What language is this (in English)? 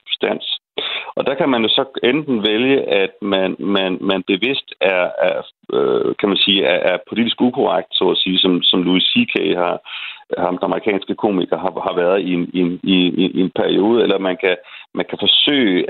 Danish